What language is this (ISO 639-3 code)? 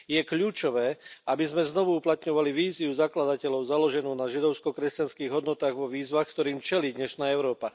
slk